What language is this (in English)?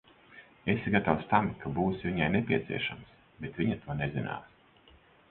Latvian